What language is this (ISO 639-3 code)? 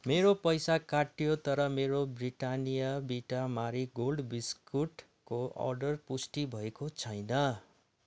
nep